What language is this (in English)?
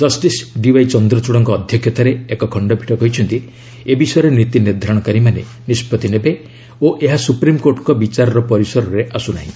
Odia